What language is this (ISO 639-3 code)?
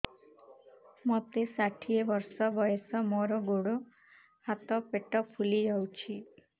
ori